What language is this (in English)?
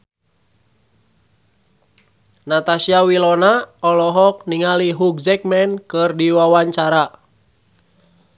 Sundanese